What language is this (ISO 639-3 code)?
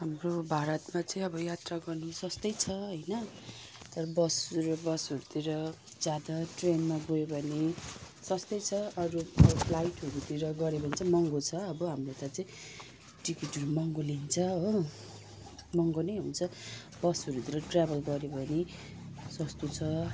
nep